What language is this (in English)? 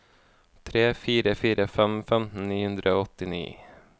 Norwegian